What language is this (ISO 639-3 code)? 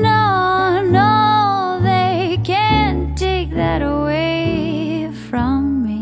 eng